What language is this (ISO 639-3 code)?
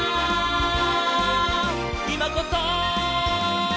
jpn